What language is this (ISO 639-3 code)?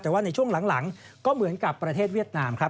tha